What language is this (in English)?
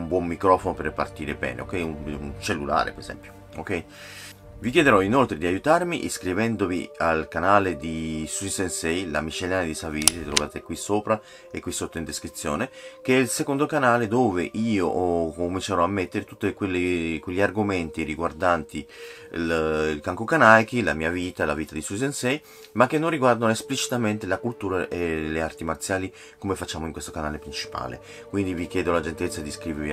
Italian